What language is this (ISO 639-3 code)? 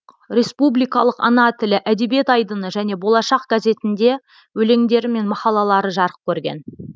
kaz